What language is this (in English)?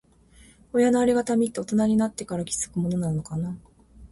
Japanese